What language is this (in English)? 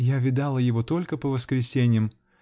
Russian